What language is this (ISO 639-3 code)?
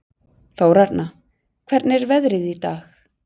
isl